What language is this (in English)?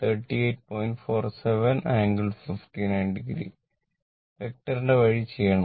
Malayalam